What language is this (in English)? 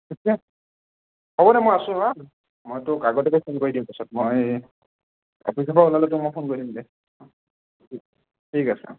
Assamese